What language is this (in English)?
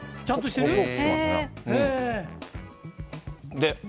Japanese